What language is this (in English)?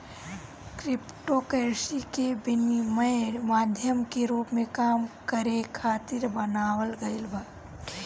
Bhojpuri